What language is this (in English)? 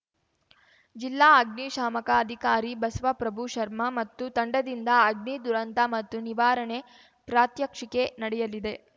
Kannada